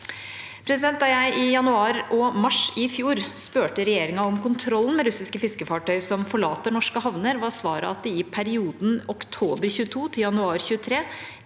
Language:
Norwegian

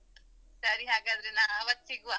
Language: Kannada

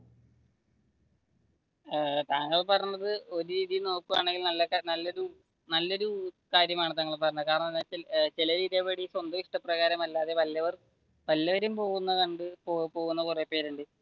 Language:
Malayalam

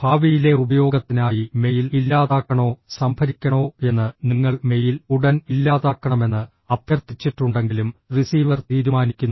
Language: Malayalam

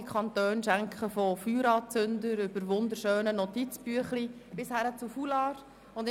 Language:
Swiss German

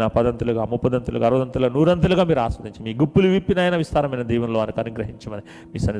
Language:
Telugu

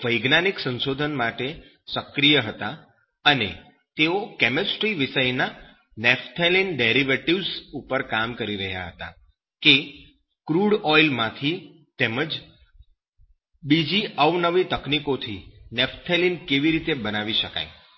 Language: Gujarati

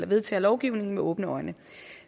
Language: Danish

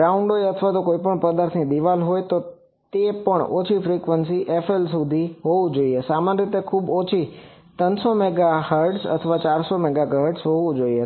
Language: Gujarati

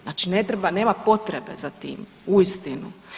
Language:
Croatian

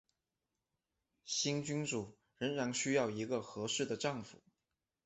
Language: Chinese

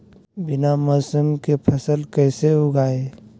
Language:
Magahi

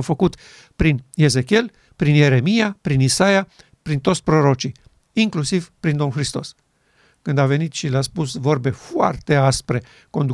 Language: Romanian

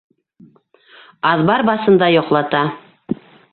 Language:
Bashkir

